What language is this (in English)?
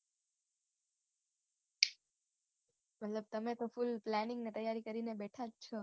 Gujarati